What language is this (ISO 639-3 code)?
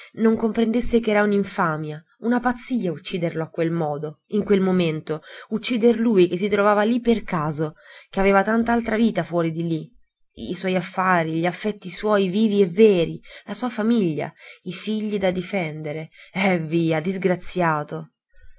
ita